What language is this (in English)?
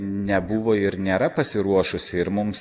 Lithuanian